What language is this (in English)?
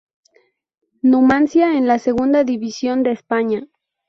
Spanish